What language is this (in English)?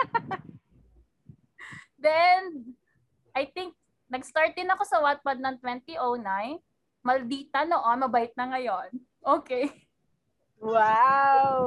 Filipino